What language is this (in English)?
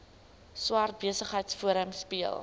Afrikaans